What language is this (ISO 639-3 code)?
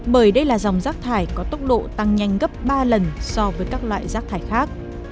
vie